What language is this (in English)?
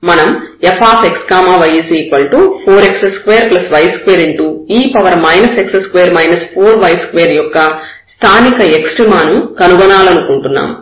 Telugu